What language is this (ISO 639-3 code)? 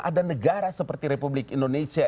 ind